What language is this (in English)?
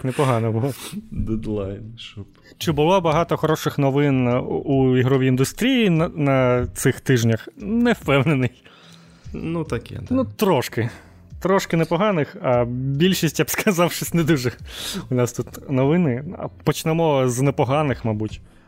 Ukrainian